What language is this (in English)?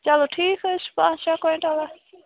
Kashmiri